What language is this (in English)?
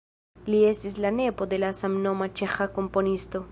Esperanto